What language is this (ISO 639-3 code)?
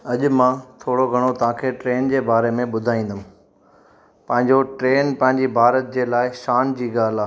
snd